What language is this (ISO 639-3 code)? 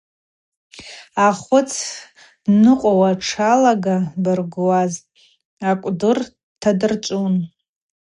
abq